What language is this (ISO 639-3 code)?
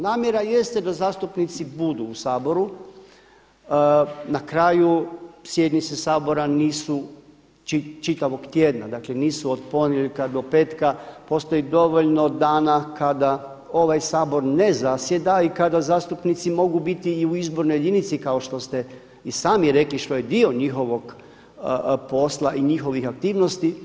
hrv